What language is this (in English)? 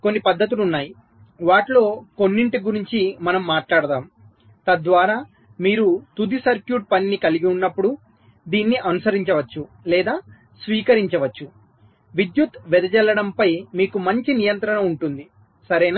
Telugu